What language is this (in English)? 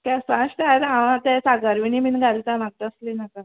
Konkani